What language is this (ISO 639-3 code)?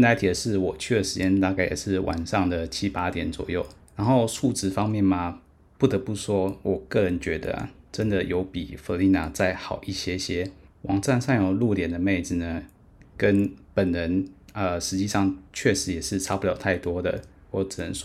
zho